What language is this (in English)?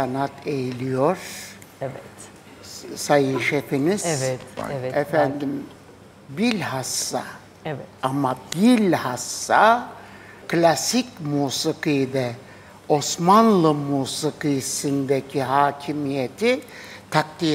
Turkish